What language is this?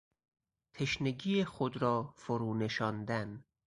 Persian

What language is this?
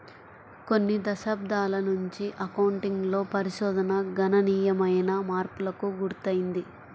Telugu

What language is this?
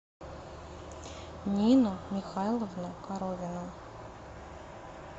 Russian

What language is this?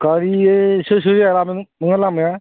Bodo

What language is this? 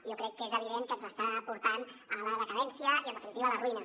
Catalan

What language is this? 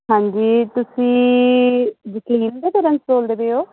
Punjabi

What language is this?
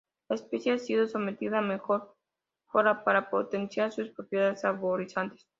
Spanish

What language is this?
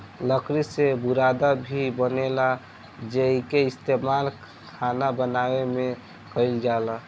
Bhojpuri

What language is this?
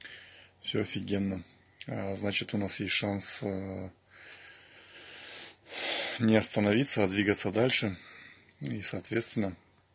Russian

